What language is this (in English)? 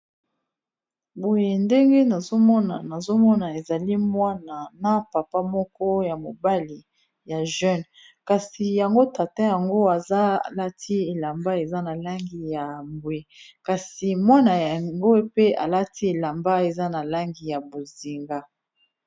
Lingala